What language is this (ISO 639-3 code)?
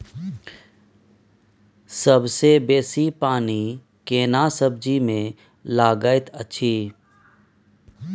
mai